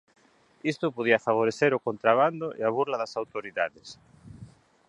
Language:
Galician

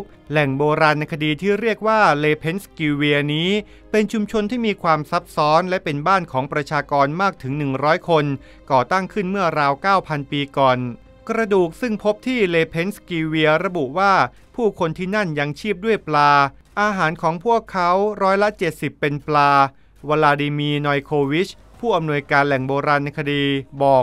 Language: Thai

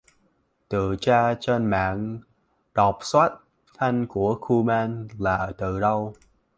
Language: Vietnamese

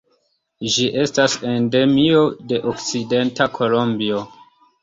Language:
Esperanto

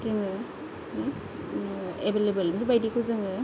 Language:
Bodo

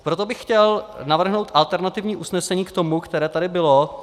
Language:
Czech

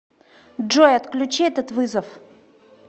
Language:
Russian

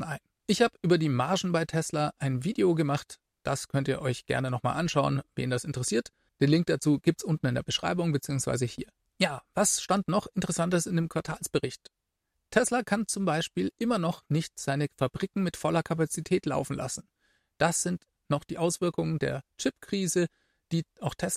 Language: German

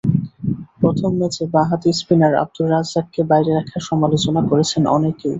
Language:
Bangla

